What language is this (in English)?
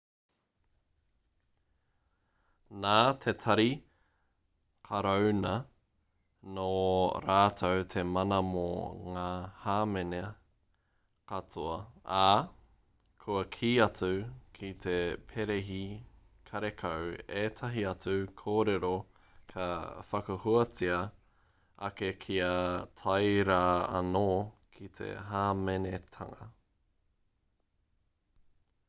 Māori